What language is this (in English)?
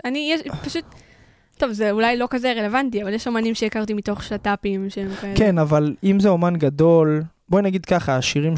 Hebrew